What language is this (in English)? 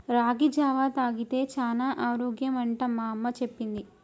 Telugu